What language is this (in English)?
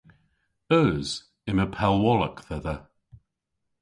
Cornish